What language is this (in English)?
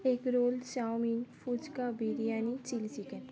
Bangla